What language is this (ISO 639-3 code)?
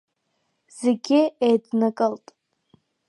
abk